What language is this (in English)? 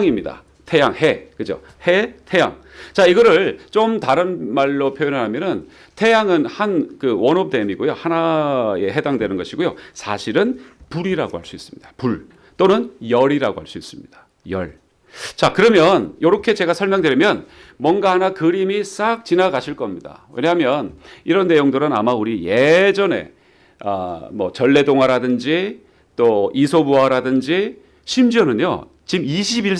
Korean